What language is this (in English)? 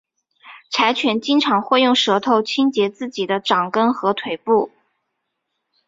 Chinese